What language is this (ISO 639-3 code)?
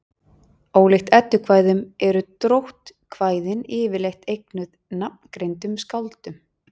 isl